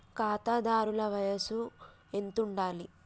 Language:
Telugu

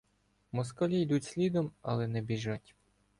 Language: Ukrainian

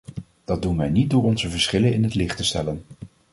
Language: Dutch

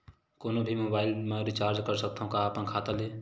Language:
Chhattisgarhi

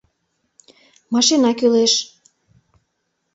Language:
Mari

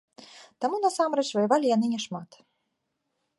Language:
Belarusian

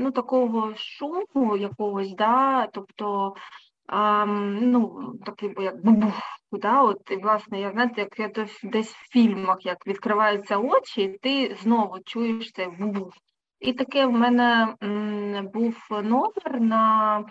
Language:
Ukrainian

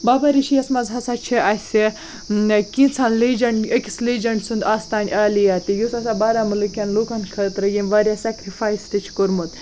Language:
Kashmiri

